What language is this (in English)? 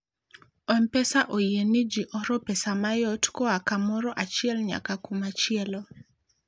Luo (Kenya and Tanzania)